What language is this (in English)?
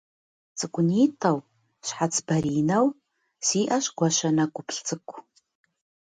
Kabardian